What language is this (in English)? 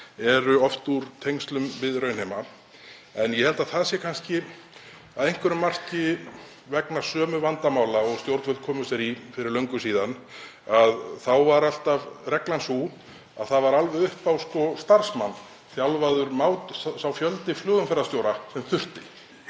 Icelandic